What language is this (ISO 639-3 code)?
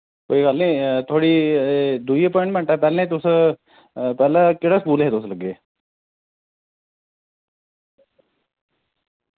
doi